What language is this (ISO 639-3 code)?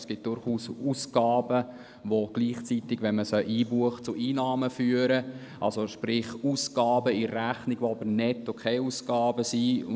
gsw